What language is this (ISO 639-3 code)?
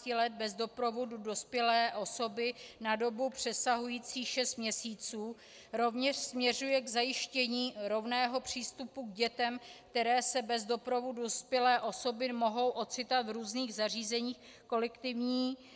ces